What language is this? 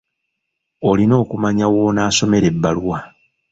Ganda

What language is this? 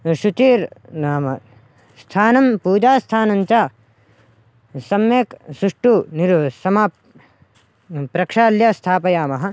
Sanskrit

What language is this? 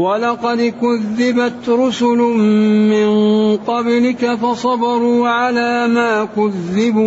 Arabic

